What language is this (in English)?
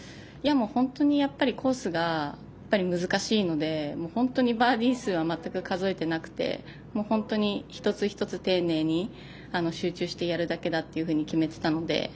Japanese